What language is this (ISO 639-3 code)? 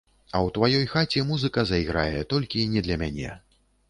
bel